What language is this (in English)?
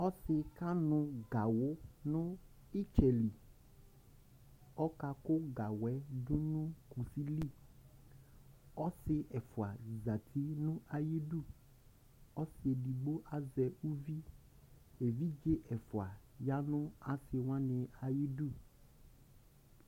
Ikposo